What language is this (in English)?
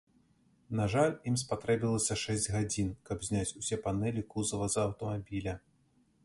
Belarusian